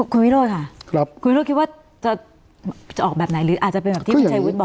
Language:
Thai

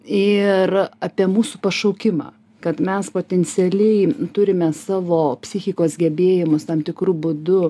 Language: Lithuanian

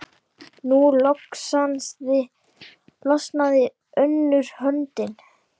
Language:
Icelandic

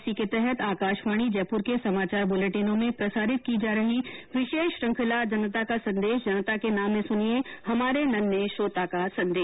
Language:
Hindi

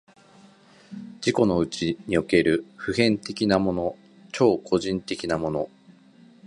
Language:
Japanese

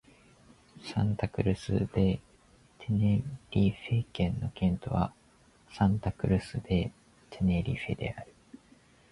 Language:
Japanese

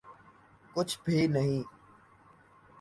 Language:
Urdu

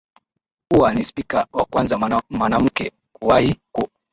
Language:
Swahili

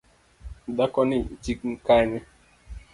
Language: Luo (Kenya and Tanzania)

